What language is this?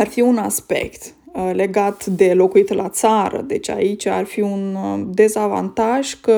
Romanian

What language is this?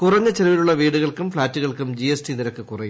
Malayalam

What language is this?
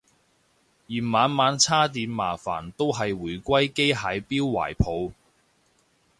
Cantonese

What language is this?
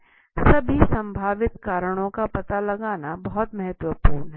Hindi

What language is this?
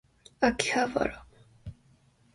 Japanese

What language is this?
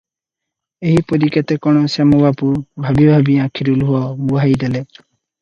Odia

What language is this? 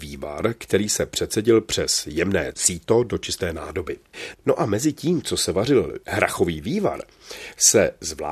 Czech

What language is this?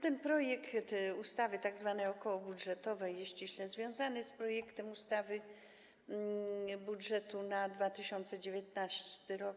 Polish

